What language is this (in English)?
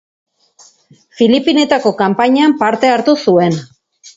Basque